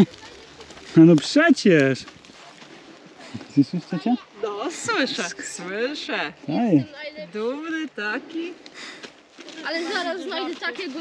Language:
Polish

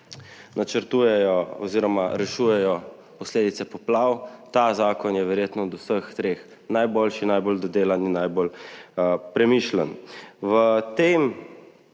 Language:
Slovenian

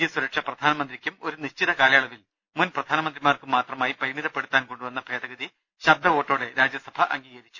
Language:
Malayalam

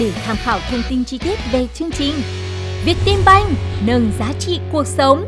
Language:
Vietnamese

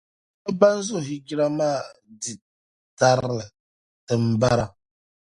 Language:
Dagbani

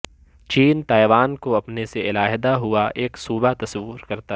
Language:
Urdu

